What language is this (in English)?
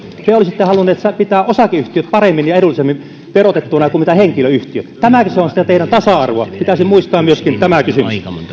Finnish